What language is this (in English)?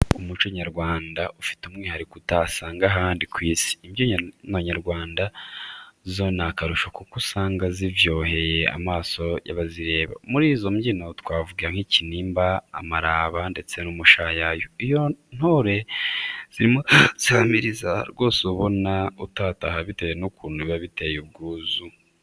Kinyarwanda